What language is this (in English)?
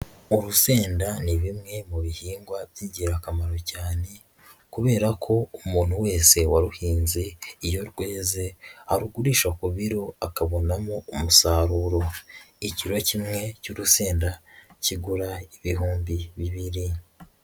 Kinyarwanda